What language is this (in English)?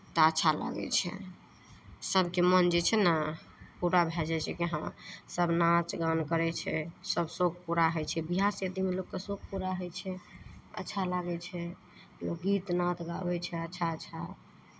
Maithili